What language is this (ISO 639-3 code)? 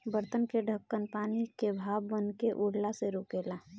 bho